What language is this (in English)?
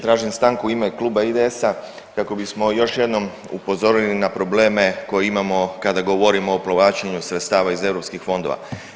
Croatian